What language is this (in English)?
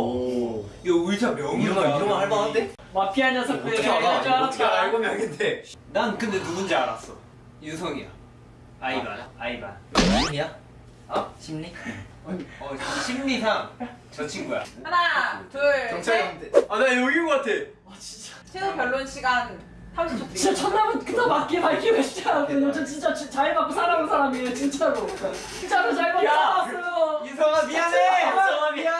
Korean